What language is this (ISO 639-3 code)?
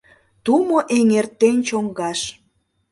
chm